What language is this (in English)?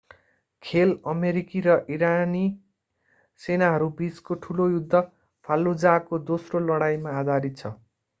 Nepali